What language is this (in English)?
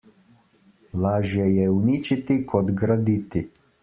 Slovenian